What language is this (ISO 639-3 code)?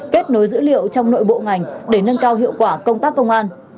vie